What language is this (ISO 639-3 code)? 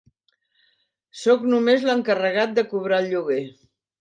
cat